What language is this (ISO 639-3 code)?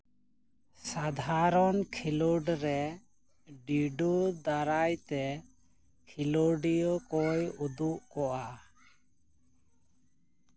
sat